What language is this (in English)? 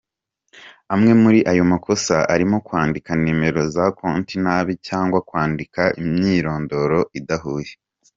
Kinyarwanda